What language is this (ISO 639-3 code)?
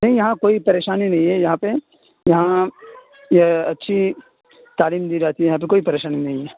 urd